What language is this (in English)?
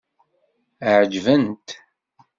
Kabyle